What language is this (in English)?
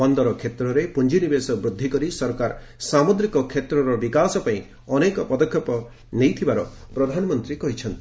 Odia